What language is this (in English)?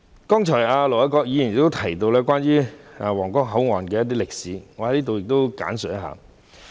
Cantonese